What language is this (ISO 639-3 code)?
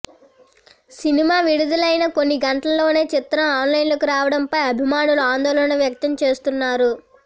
tel